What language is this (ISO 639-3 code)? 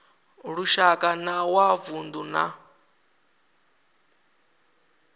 ven